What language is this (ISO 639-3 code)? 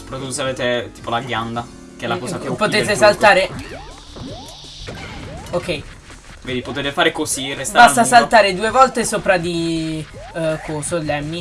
ita